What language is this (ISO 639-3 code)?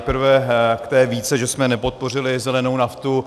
ces